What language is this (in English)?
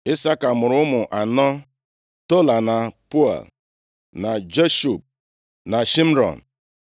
Igbo